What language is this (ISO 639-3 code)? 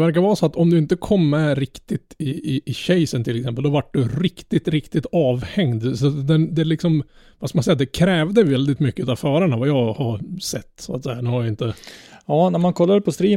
swe